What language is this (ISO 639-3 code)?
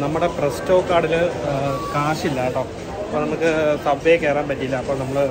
mal